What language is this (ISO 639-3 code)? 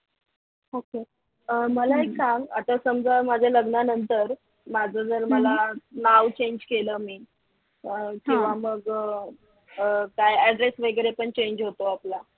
mar